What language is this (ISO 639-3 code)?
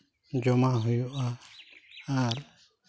sat